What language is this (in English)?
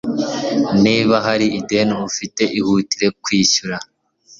Kinyarwanda